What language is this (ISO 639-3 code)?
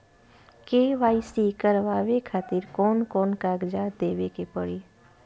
bho